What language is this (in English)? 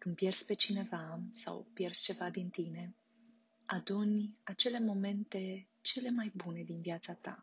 Romanian